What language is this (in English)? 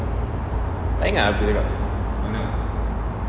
English